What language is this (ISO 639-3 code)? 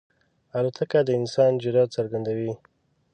pus